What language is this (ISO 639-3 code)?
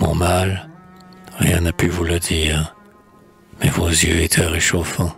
fra